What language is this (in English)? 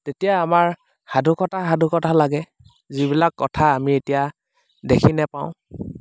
Assamese